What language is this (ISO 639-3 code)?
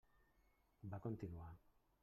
cat